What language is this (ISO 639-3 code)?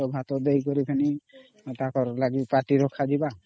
ori